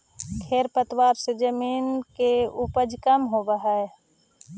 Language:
Magahi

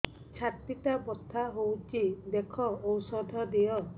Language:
Odia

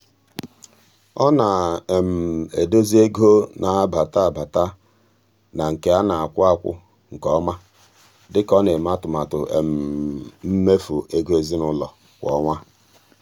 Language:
Igbo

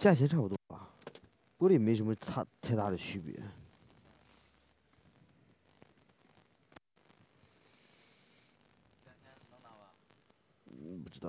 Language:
Chinese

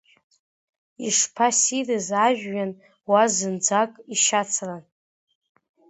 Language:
Abkhazian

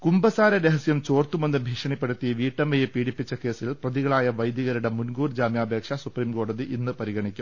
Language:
Malayalam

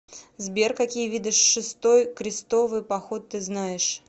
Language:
Russian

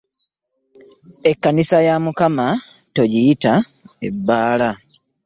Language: Ganda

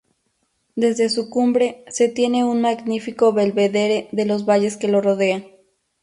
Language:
Spanish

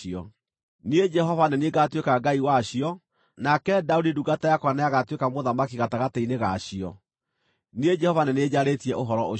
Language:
Kikuyu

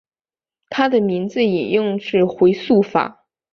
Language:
Chinese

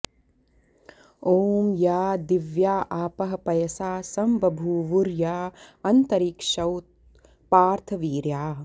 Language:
Sanskrit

